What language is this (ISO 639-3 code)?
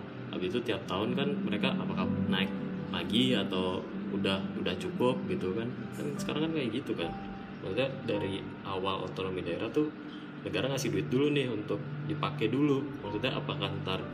ind